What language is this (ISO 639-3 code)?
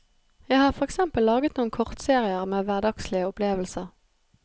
nor